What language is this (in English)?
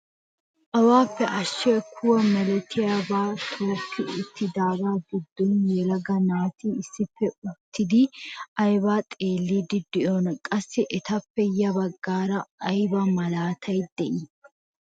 Wolaytta